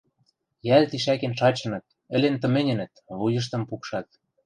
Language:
Western Mari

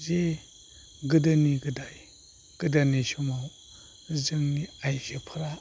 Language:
Bodo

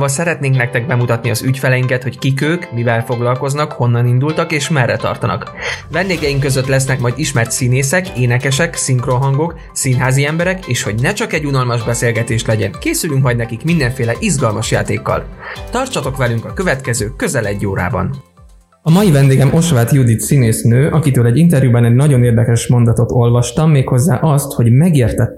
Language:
Hungarian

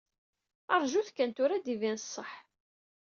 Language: Kabyle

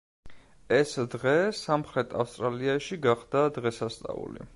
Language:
Georgian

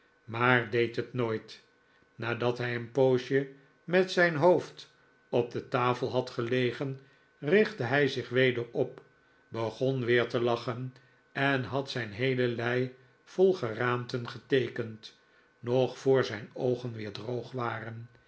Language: Dutch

